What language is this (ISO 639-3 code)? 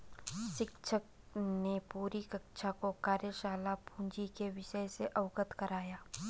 hin